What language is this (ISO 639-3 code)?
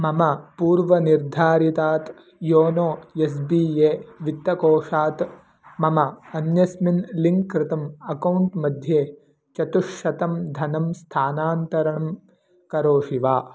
san